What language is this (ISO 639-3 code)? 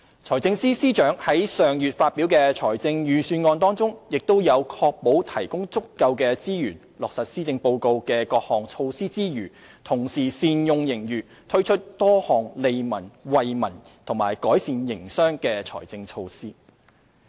yue